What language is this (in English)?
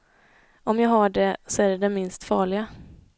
Swedish